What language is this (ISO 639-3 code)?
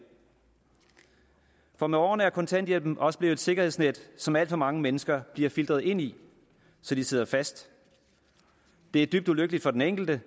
dan